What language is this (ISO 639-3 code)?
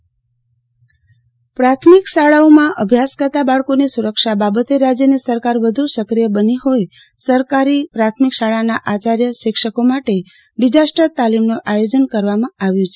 guj